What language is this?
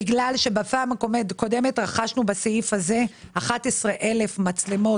Hebrew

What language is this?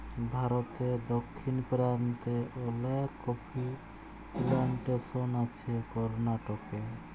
Bangla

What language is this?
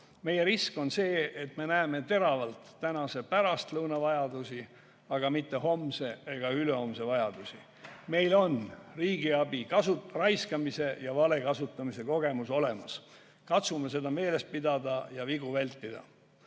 Estonian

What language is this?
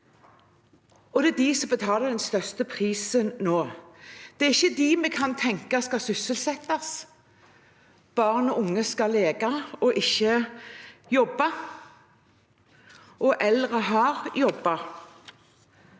Norwegian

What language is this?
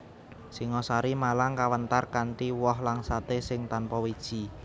Javanese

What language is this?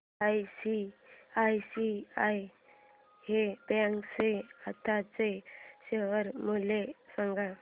Marathi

